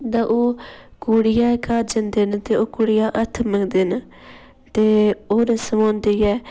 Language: Dogri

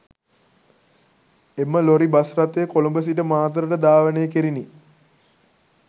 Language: Sinhala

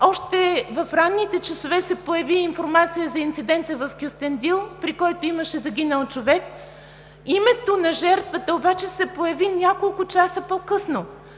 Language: Bulgarian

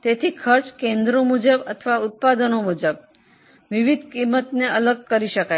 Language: Gujarati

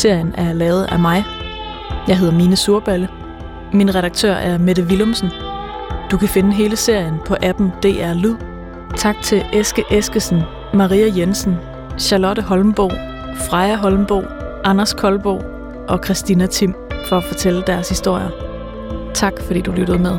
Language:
Danish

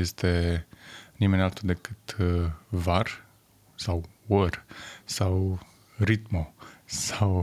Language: Romanian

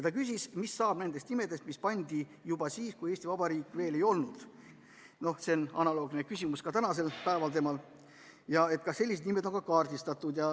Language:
Estonian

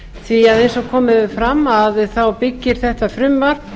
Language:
Icelandic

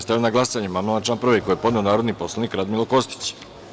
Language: Serbian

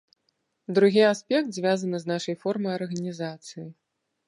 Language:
Belarusian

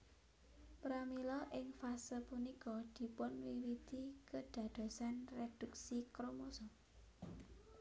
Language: Javanese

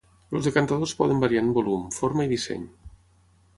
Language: Catalan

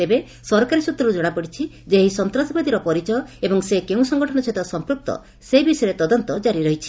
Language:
Odia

